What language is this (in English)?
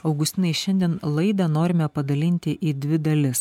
Lithuanian